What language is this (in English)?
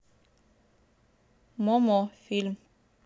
Russian